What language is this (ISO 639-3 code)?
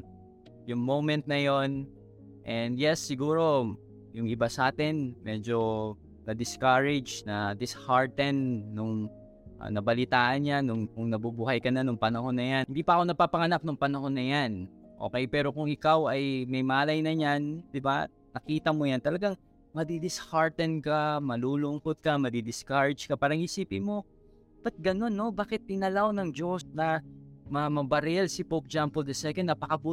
fil